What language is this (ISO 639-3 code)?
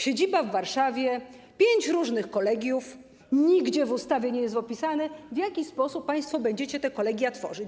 pol